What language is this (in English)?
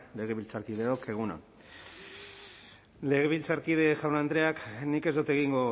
Basque